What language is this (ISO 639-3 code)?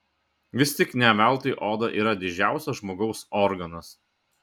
lit